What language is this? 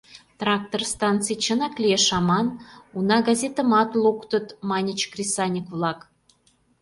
Mari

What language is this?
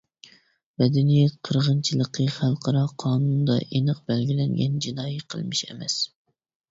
Uyghur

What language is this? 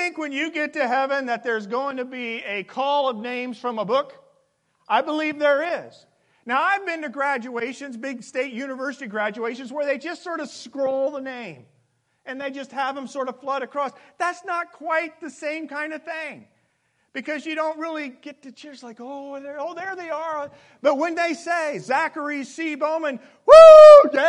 English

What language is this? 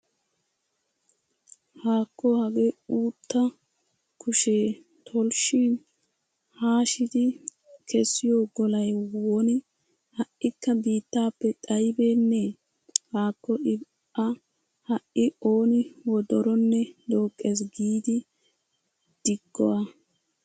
Wolaytta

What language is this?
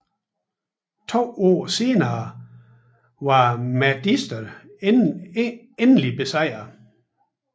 Danish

